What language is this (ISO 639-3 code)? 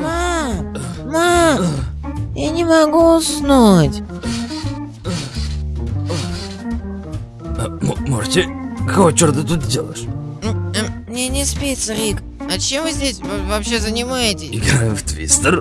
rus